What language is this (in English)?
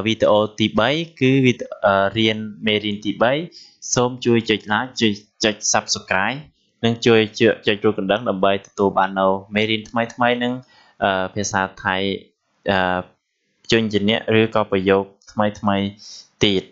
Thai